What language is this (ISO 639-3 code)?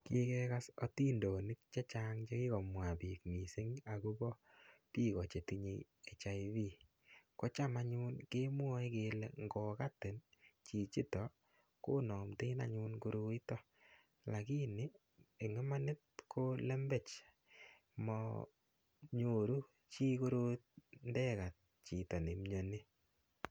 kln